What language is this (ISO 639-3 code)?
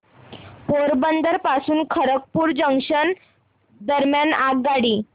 mar